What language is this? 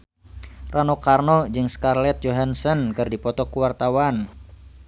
Sundanese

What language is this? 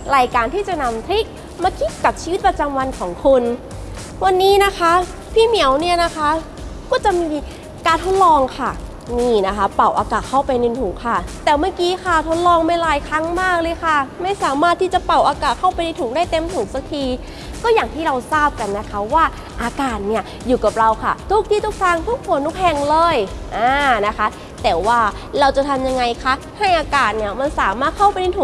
Thai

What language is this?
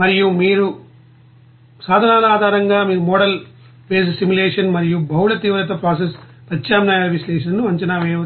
Telugu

